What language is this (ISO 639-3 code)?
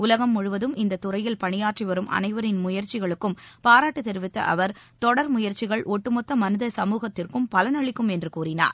tam